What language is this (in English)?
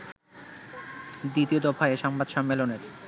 Bangla